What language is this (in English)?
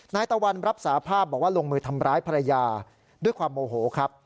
Thai